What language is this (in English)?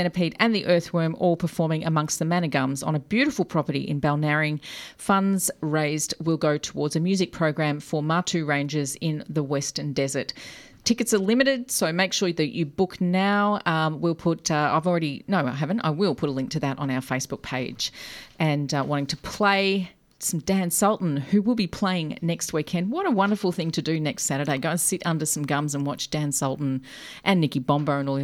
English